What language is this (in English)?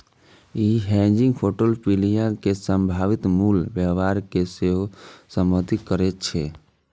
Maithili